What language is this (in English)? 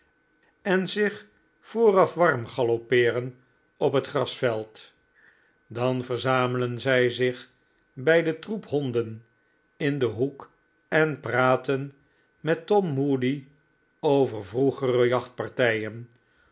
Dutch